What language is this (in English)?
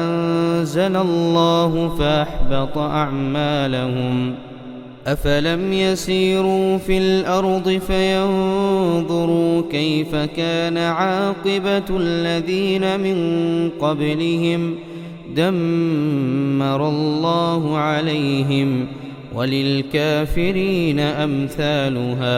Arabic